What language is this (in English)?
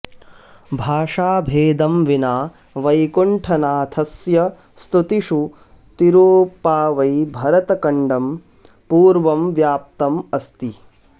Sanskrit